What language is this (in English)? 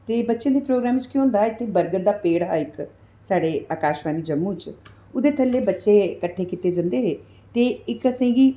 Dogri